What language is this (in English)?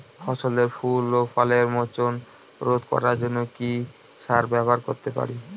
Bangla